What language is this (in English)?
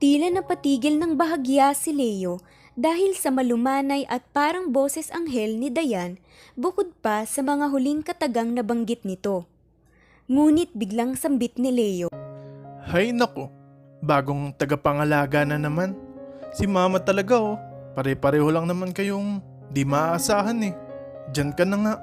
Filipino